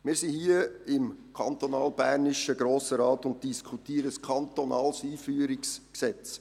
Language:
Swiss German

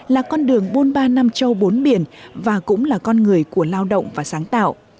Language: Vietnamese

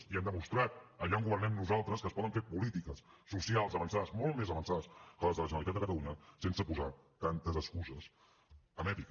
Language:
Catalan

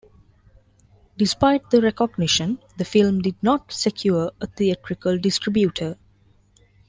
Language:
English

